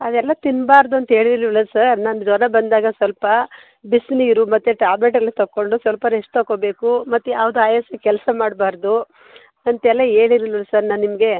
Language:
Kannada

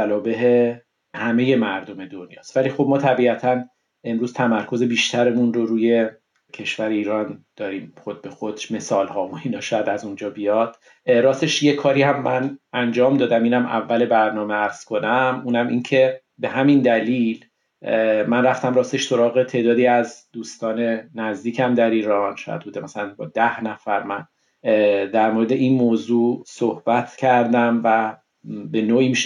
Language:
Persian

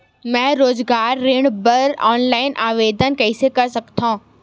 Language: Chhattisgarhi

